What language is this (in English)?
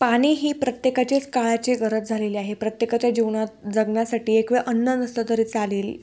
Marathi